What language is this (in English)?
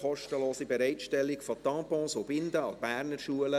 Swiss German